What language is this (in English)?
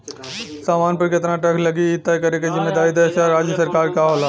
Bhojpuri